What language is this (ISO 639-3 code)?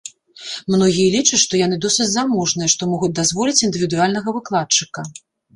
bel